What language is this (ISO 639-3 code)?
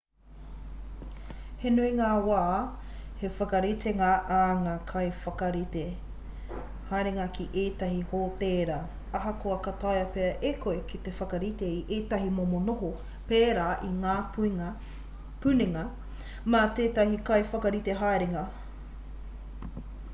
mri